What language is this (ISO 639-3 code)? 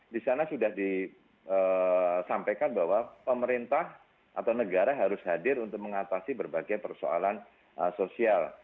ind